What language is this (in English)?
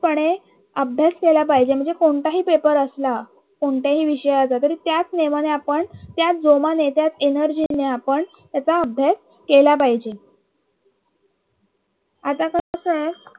Marathi